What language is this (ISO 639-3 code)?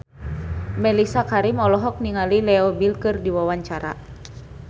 sun